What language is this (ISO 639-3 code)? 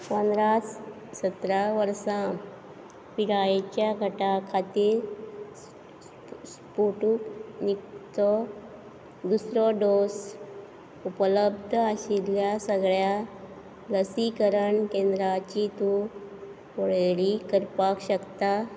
kok